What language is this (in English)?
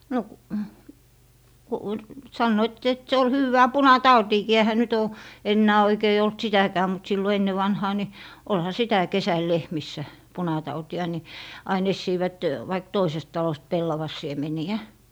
Finnish